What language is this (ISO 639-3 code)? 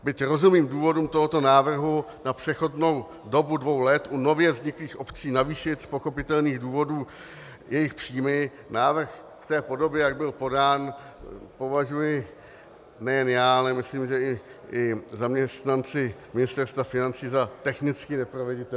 ces